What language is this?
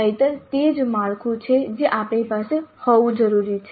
Gujarati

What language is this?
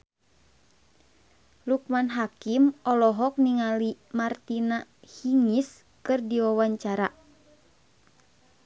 Sundanese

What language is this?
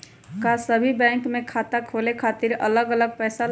Magahi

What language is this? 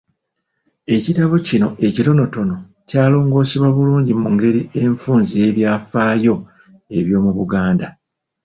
Ganda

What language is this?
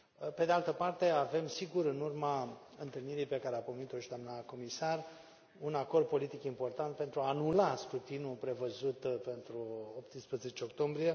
Romanian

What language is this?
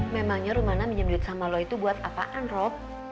Indonesian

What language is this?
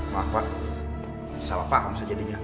Indonesian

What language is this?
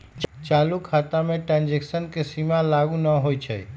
Magahi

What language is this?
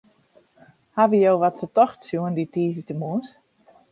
Western Frisian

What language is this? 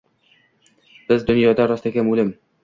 Uzbek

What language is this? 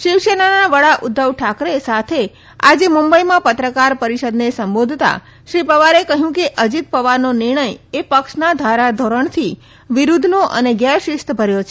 Gujarati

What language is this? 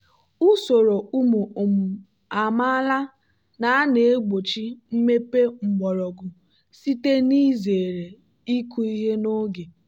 Igbo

